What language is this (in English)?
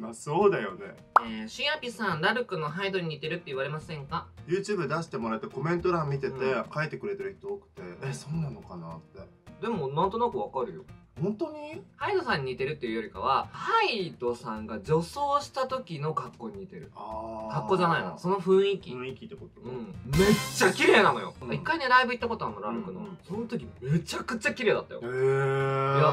Japanese